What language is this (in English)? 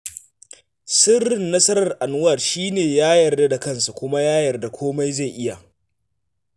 Hausa